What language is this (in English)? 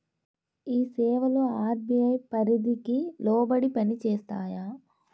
Telugu